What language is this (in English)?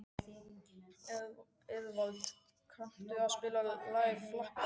Icelandic